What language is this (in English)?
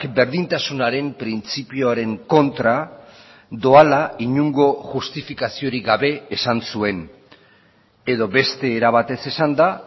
Basque